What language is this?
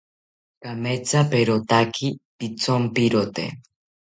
South Ucayali Ashéninka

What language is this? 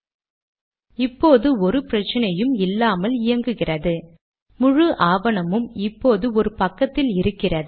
Tamil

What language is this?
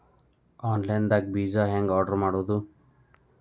Kannada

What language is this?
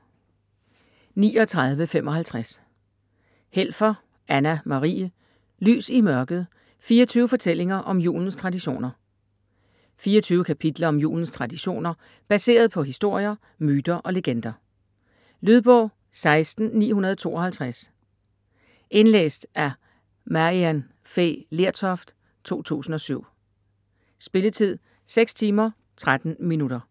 Danish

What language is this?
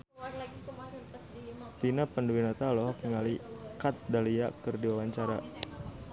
Sundanese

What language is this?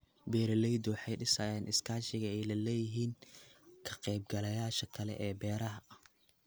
Somali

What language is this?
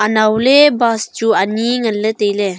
Wancho Naga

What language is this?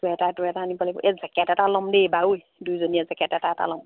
Assamese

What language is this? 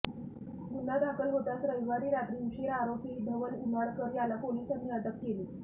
Marathi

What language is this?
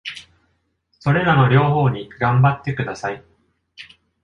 Japanese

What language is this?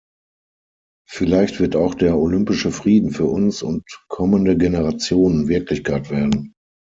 German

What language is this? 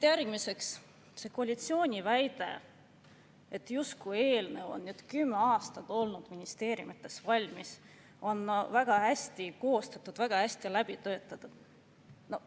Estonian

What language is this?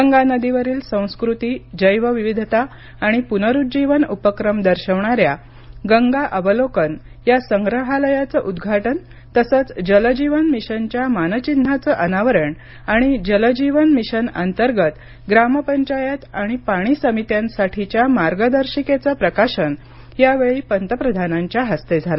Marathi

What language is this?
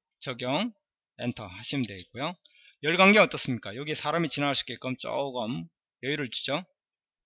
Korean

